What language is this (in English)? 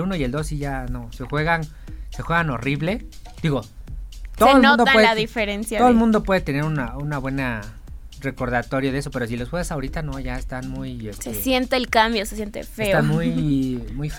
Spanish